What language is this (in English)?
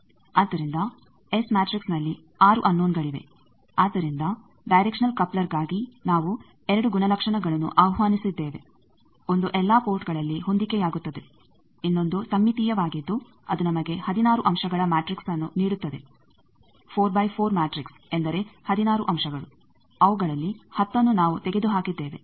Kannada